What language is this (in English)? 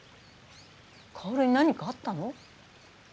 Japanese